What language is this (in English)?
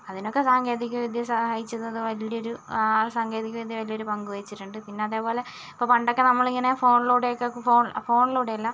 Malayalam